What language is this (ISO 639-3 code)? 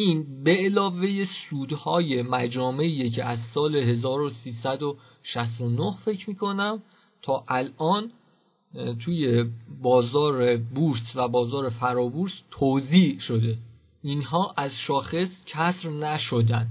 fas